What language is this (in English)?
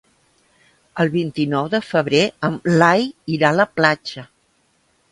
Catalan